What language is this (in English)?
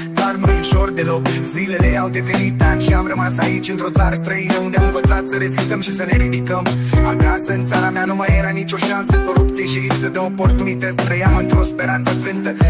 Romanian